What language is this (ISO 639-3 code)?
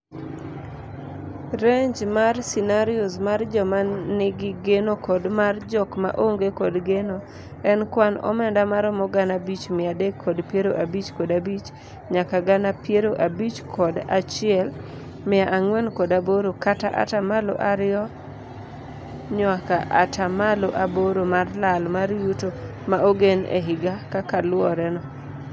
luo